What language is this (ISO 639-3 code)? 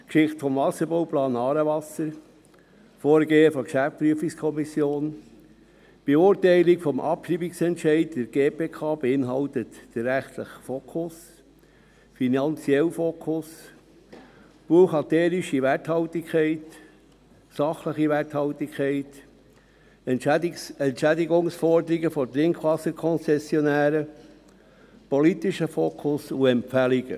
gsw